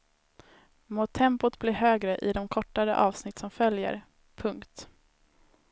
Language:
Swedish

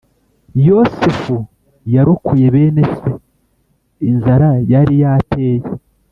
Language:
Kinyarwanda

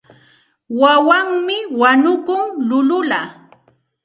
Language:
Santa Ana de Tusi Pasco Quechua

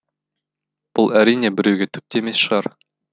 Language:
Kazakh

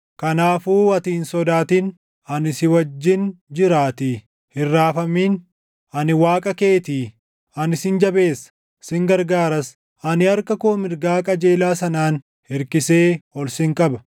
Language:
Oromo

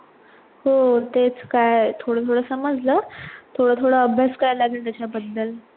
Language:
Marathi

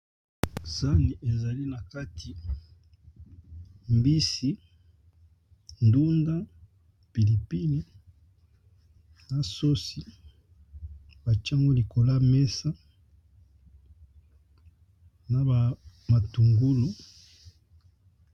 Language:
Lingala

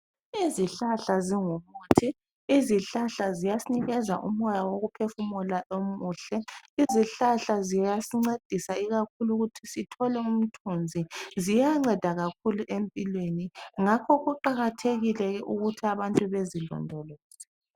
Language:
North Ndebele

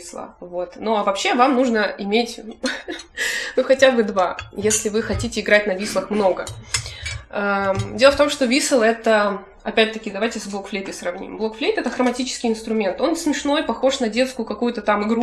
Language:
Russian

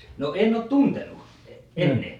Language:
Finnish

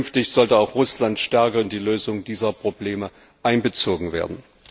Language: German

